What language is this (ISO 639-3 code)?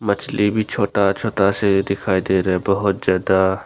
hin